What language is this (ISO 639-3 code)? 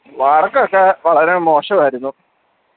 mal